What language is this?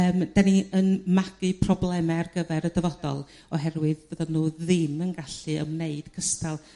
Welsh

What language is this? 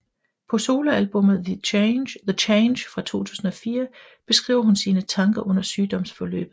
Danish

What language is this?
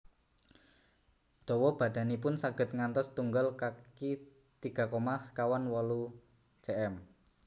Javanese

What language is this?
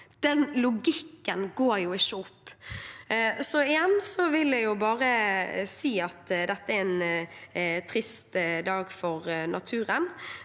Norwegian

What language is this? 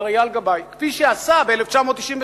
Hebrew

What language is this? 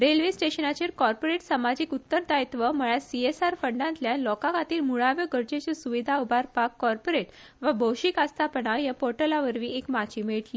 Konkani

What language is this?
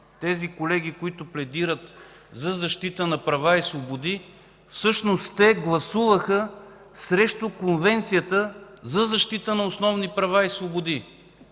Bulgarian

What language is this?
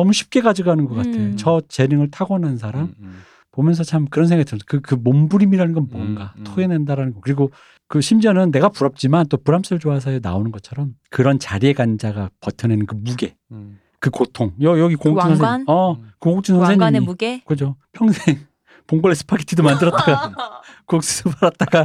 Korean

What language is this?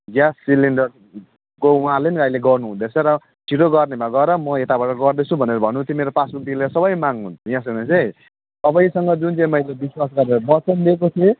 Nepali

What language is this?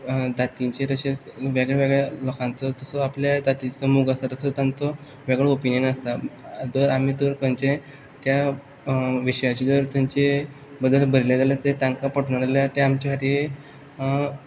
Konkani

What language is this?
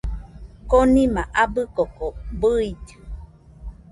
Nüpode Huitoto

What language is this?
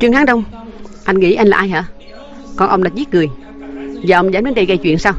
Vietnamese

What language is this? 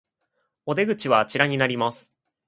Japanese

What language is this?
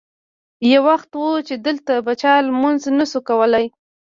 Pashto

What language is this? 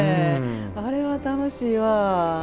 Japanese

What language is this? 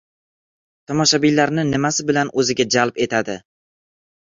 Uzbek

